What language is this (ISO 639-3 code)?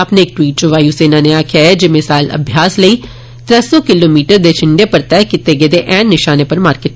doi